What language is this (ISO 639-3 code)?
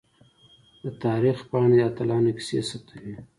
pus